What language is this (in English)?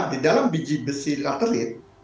Indonesian